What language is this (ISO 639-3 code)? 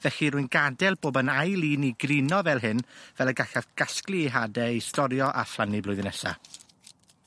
cym